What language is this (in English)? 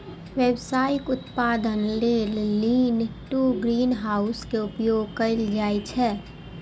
Maithili